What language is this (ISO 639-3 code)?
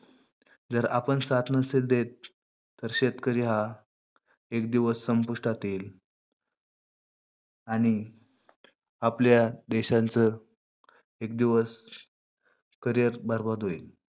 mar